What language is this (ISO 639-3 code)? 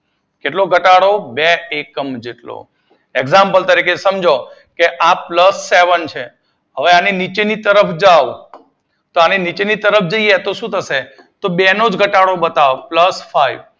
guj